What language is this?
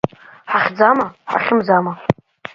Abkhazian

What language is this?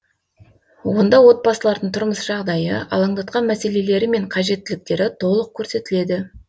Kazakh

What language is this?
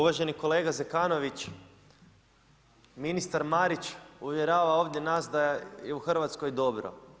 Croatian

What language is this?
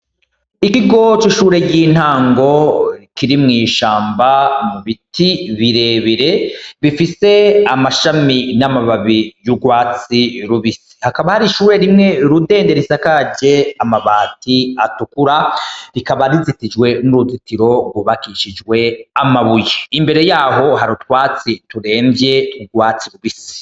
Rundi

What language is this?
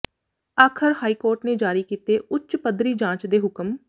Punjabi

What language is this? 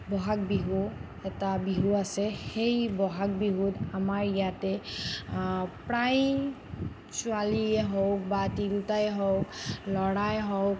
Assamese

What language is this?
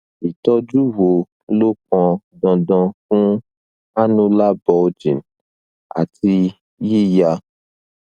Yoruba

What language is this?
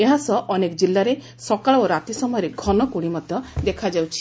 Odia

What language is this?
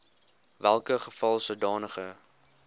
Afrikaans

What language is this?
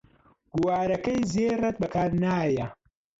Central Kurdish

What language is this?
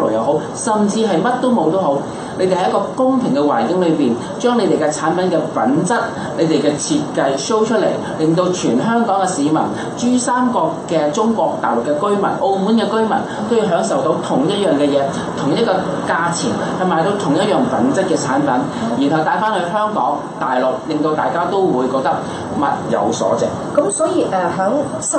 Chinese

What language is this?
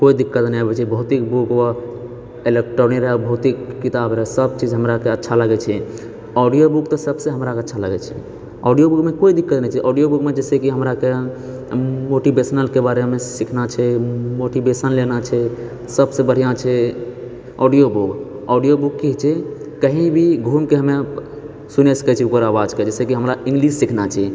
Maithili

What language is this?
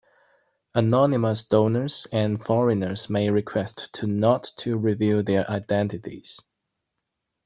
English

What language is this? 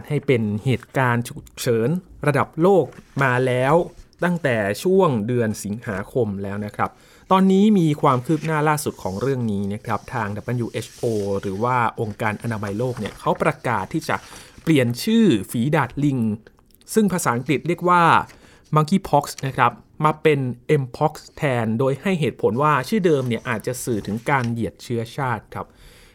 Thai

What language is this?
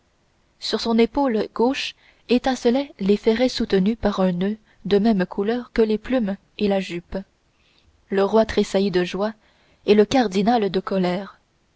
French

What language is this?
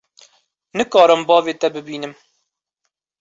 Kurdish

